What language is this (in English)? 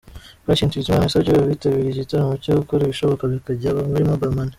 Kinyarwanda